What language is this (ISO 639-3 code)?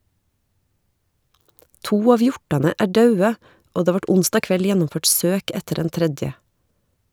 nor